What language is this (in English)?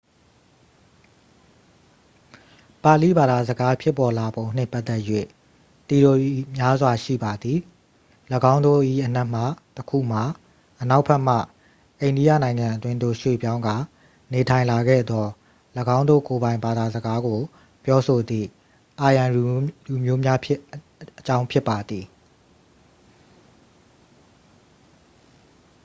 Burmese